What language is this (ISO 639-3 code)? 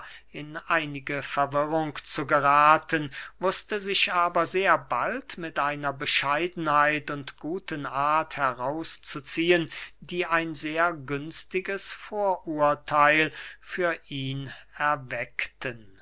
deu